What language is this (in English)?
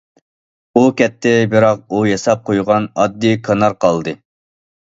Uyghur